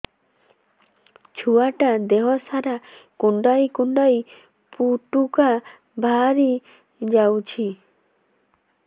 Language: Odia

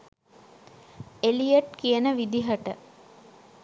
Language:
Sinhala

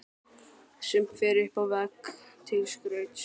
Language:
Icelandic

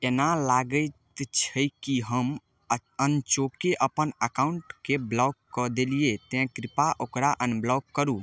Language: Maithili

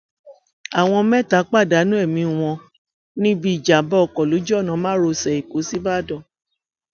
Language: Yoruba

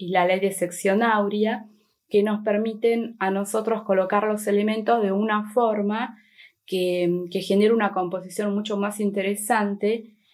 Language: Spanish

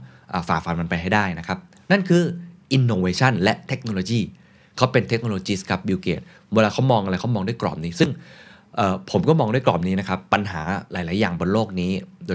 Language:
Thai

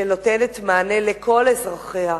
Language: Hebrew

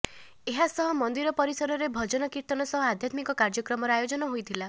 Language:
Odia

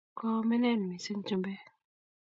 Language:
Kalenjin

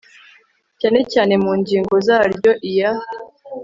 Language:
Kinyarwanda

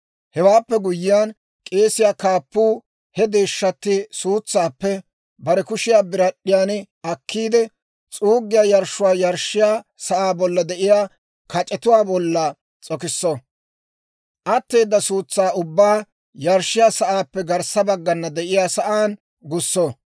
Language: Dawro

